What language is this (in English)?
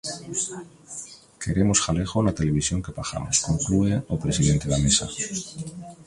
Galician